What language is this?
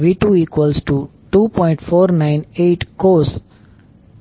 Gujarati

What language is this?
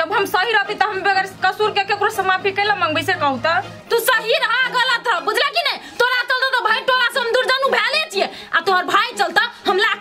Hindi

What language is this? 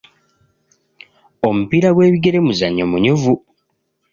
Ganda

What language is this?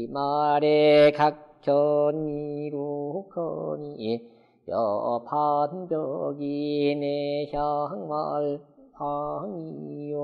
Korean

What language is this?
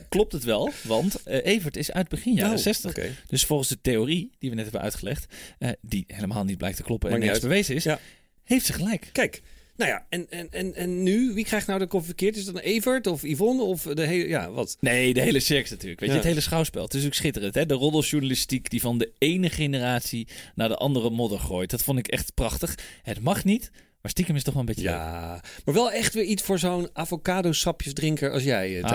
Dutch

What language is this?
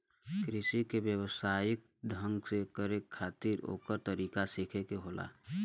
Bhojpuri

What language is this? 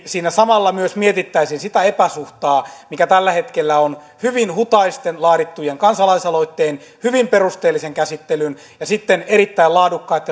Finnish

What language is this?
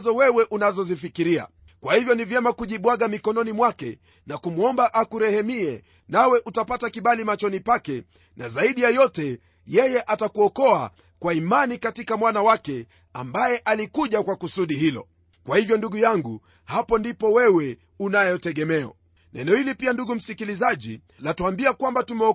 Swahili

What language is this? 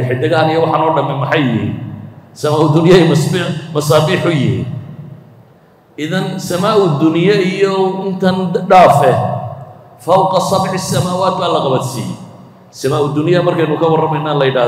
Arabic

